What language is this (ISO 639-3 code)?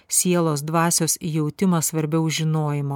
lit